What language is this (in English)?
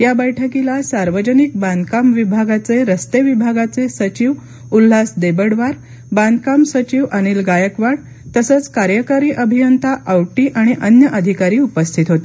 Marathi